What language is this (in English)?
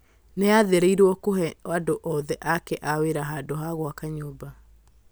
Kikuyu